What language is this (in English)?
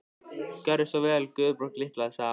Icelandic